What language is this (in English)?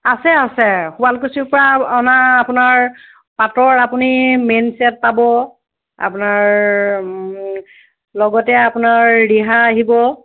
Assamese